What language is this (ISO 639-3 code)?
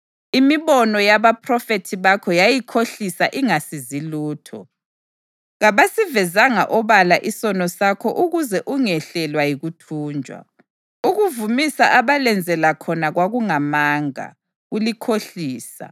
nde